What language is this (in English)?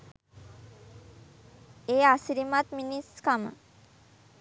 Sinhala